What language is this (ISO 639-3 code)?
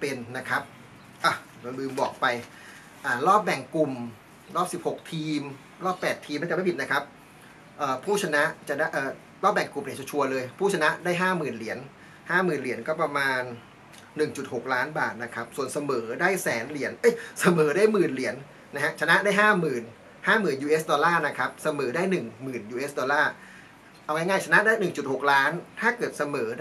tha